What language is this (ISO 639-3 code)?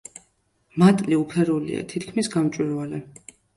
kat